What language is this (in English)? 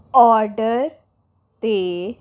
Punjabi